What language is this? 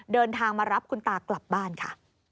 Thai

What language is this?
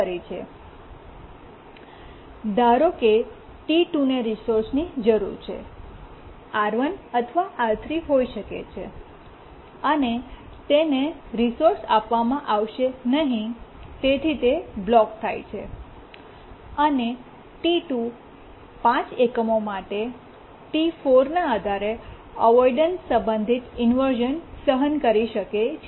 Gujarati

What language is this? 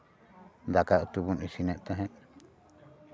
Santali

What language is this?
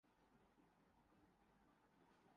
Urdu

